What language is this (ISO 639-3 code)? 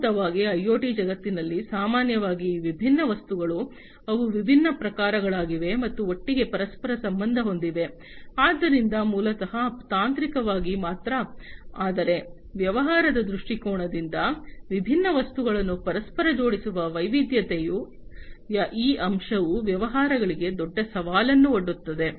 kan